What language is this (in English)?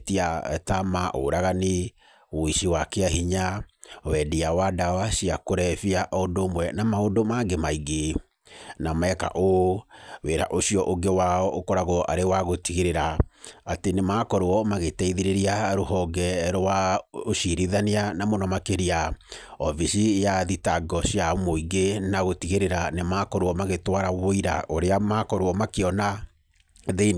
Kikuyu